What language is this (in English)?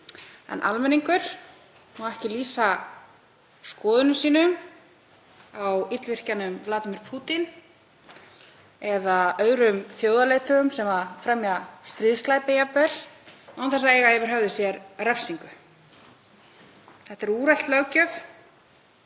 Icelandic